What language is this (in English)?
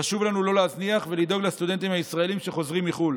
Hebrew